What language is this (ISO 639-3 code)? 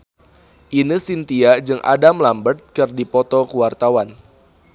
sun